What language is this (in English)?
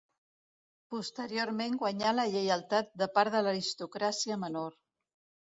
Catalan